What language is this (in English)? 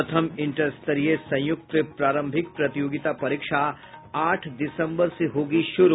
Hindi